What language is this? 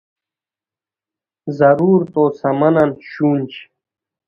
Khowar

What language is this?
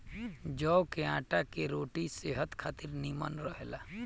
Bhojpuri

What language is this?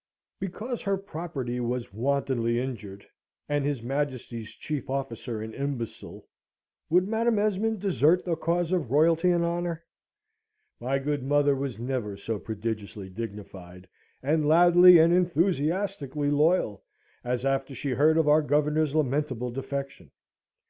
English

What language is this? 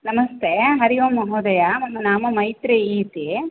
Sanskrit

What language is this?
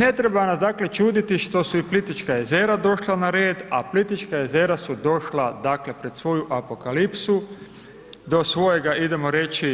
Croatian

